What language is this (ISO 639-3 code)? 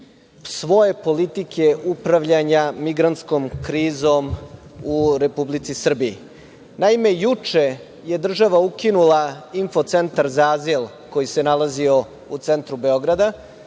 srp